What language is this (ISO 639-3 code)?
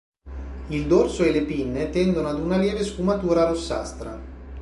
ita